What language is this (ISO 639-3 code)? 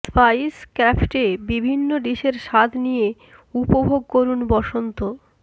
ben